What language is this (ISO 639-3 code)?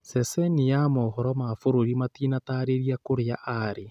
kik